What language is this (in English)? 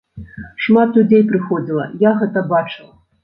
Belarusian